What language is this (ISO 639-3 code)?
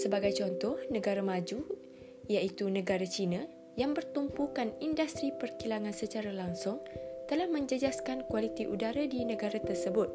msa